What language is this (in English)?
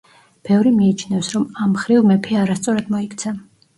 Georgian